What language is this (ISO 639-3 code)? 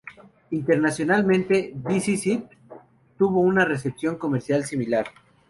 spa